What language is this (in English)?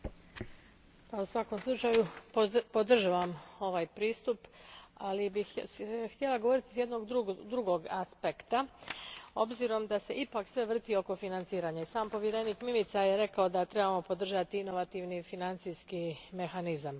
Croatian